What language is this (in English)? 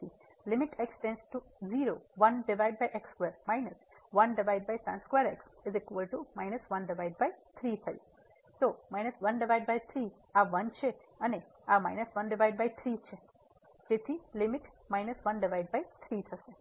Gujarati